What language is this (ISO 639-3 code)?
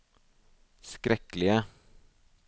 nor